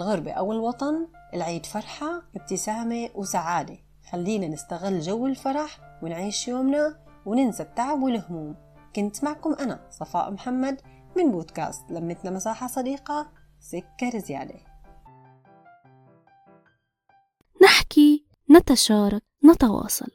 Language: Arabic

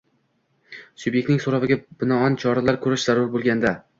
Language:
Uzbek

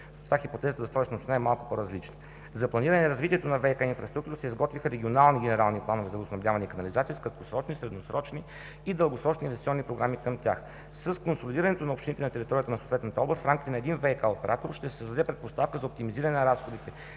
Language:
Bulgarian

